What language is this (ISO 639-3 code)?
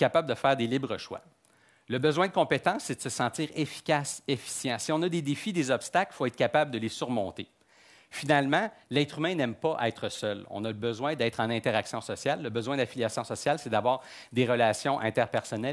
fra